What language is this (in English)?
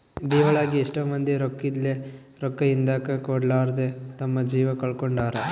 Kannada